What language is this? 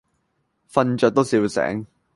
Cantonese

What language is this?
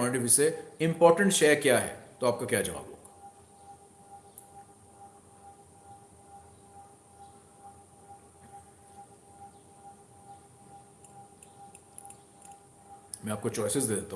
Hindi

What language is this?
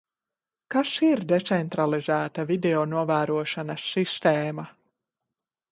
Latvian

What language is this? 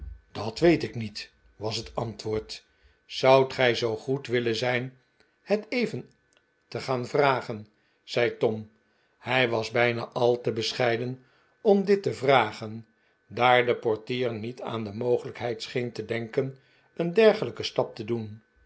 Dutch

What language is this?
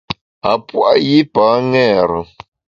Bamun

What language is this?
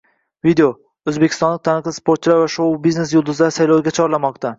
Uzbek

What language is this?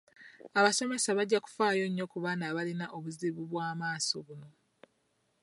Ganda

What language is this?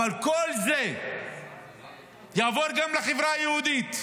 Hebrew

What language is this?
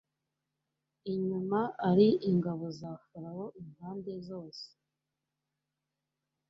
Kinyarwanda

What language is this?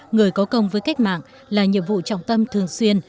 Vietnamese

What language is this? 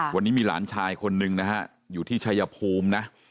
Thai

